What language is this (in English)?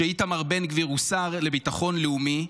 Hebrew